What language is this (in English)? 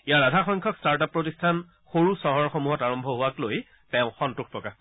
Assamese